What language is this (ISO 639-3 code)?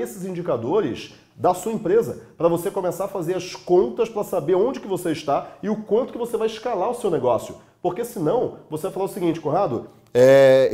por